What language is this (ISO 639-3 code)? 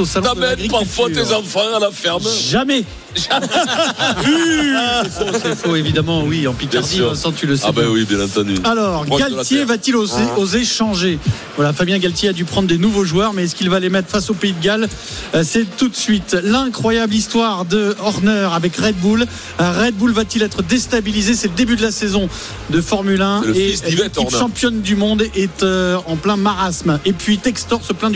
fra